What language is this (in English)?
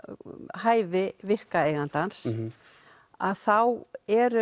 Icelandic